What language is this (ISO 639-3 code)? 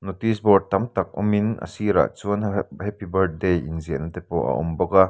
lus